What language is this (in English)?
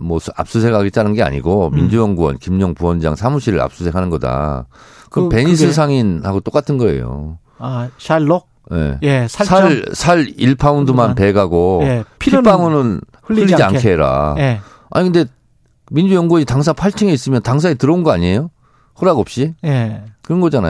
Korean